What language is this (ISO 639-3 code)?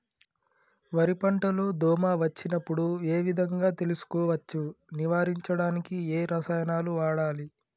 tel